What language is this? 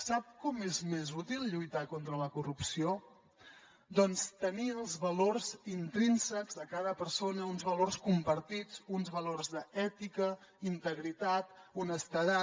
Catalan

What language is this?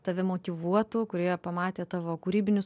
Lithuanian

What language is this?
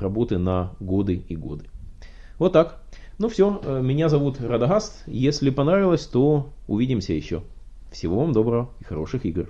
Russian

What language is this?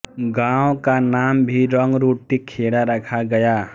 Hindi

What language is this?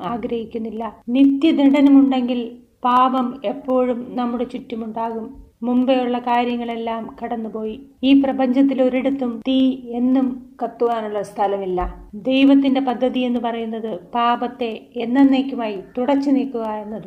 Malayalam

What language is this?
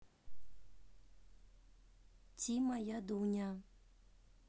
Russian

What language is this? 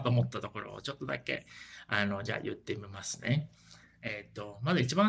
Japanese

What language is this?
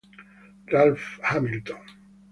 Italian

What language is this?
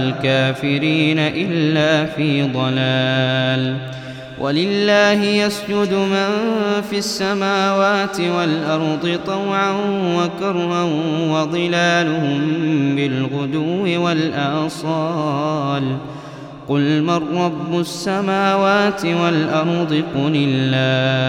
Arabic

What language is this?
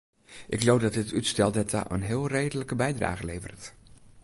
Western Frisian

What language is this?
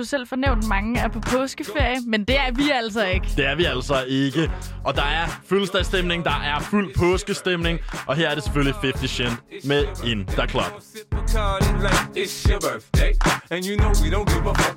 Danish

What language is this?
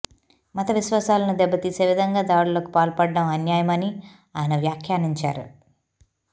Telugu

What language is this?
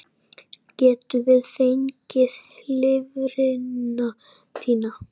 Icelandic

